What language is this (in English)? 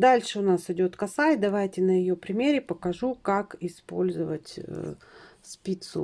Russian